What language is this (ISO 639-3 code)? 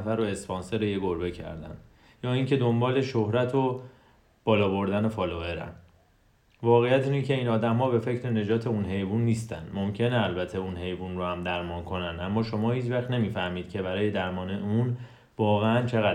fas